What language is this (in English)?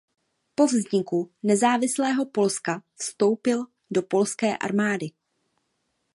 Czech